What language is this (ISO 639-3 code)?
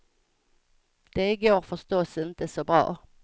swe